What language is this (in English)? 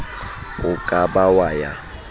Southern Sotho